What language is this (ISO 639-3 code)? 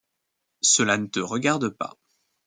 fra